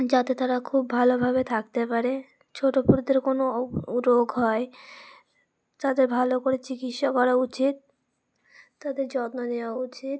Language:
Bangla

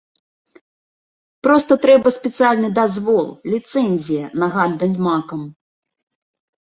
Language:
Belarusian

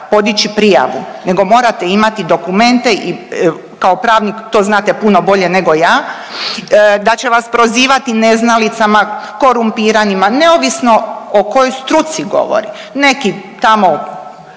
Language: Croatian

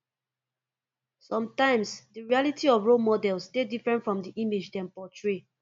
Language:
Nigerian Pidgin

